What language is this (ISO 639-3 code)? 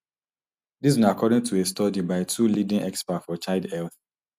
pcm